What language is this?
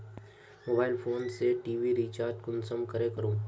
Magahi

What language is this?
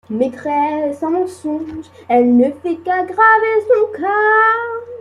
French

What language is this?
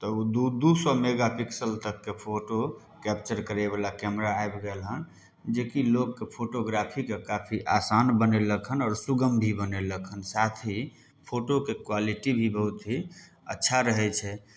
Maithili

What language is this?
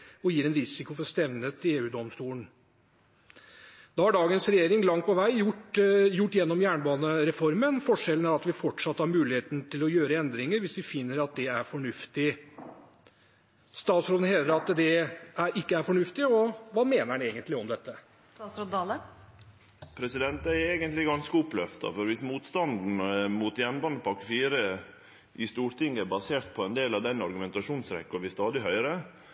Norwegian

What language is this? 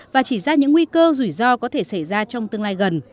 Vietnamese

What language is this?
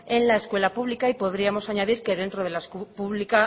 Spanish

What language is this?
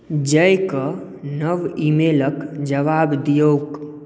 Maithili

